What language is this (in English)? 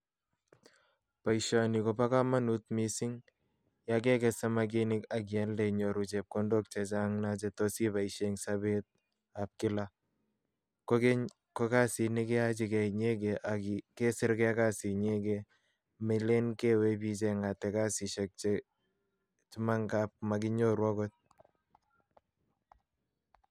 Kalenjin